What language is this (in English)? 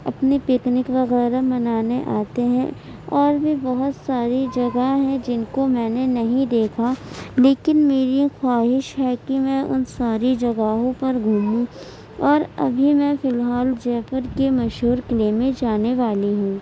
Urdu